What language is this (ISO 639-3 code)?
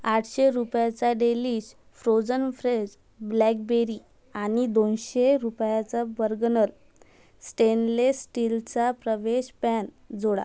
mar